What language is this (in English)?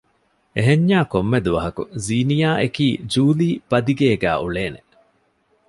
Divehi